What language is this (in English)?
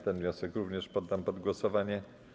Polish